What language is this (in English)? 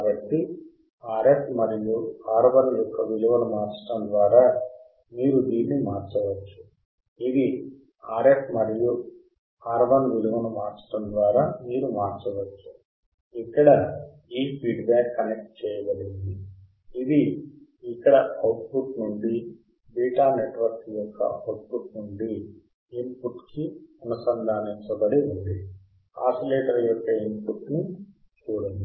Telugu